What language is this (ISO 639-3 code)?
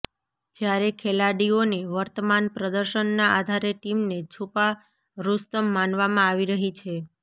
guj